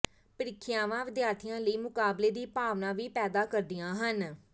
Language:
Punjabi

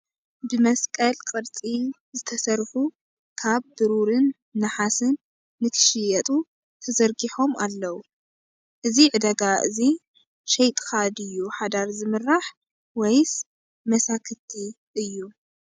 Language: Tigrinya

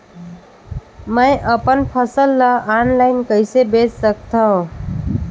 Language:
Chhattisgarhi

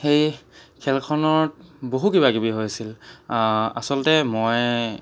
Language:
Assamese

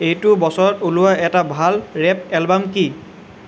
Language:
Assamese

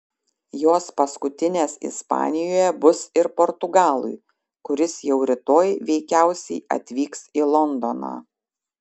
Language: Lithuanian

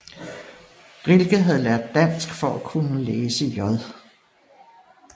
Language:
Danish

